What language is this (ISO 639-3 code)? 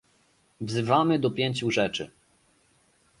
pol